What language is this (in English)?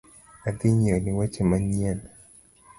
Luo (Kenya and Tanzania)